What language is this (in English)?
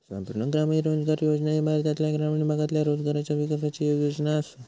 Marathi